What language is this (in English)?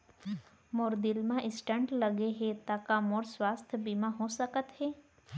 Chhattisgarhi